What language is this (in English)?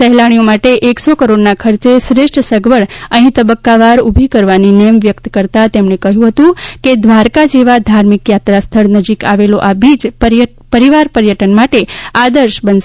Gujarati